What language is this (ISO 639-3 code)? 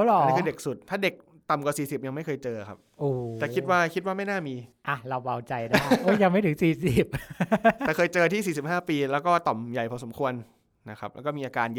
tha